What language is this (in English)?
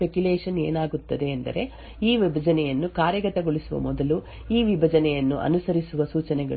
Kannada